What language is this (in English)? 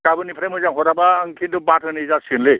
Bodo